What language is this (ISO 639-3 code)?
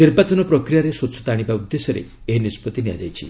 ori